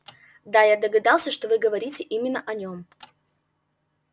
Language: Russian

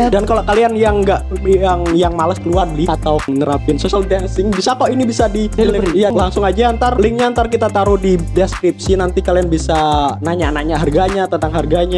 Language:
Indonesian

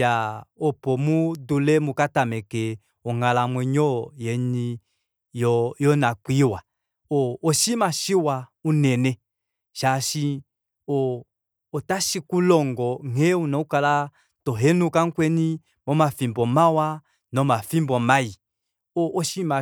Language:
Kuanyama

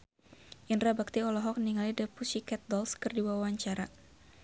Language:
Sundanese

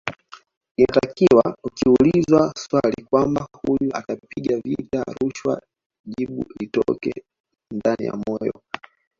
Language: Swahili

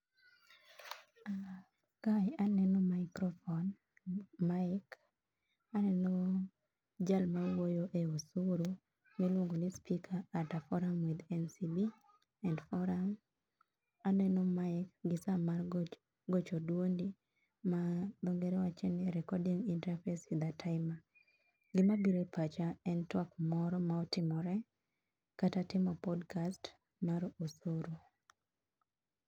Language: Luo (Kenya and Tanzania)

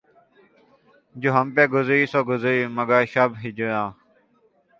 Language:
Urdu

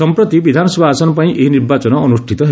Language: Odia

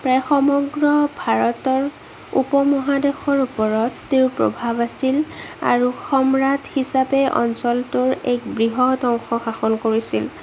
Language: Assamese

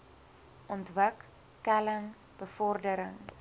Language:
Afrikaans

